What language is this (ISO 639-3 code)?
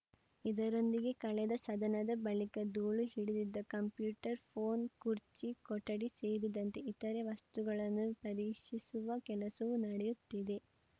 kan